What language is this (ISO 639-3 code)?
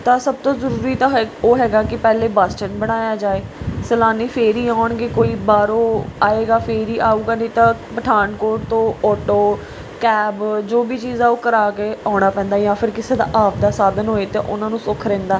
pan